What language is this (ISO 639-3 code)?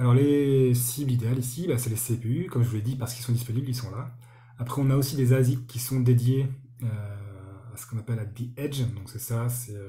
fra